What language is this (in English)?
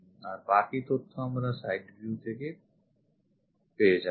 Bangla